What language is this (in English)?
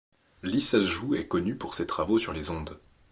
French